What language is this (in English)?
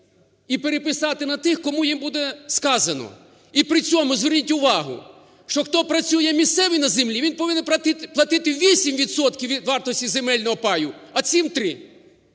Ukrainian